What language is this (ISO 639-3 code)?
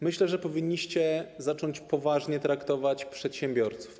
pol